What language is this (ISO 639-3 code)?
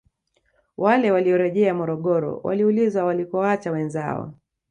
swa